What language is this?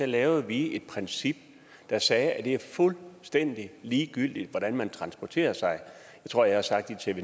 Danish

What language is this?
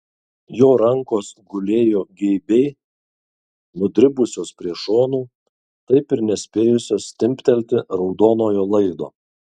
Lithuanian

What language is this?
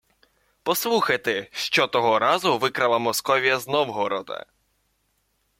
Ukrainian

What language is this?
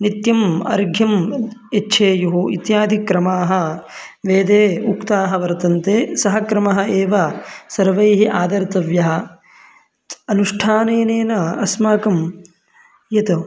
Sanskrit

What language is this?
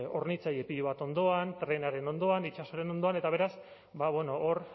Basque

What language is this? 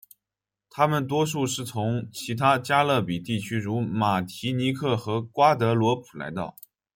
Chinese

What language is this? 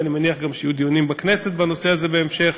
Hebrew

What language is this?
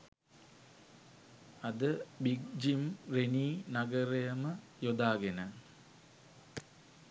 Sinhala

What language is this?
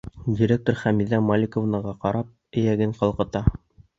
Bashkir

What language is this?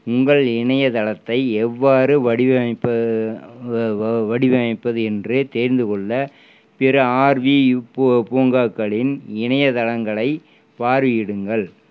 Tamil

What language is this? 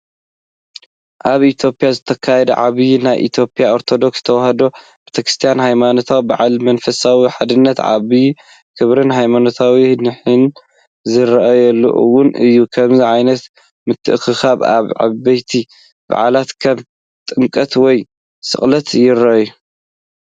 Tigrinya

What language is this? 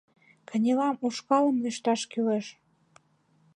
Mari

